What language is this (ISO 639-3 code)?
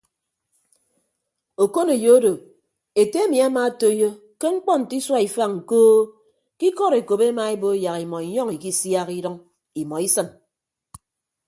ibb